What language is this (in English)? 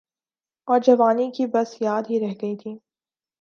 Urdu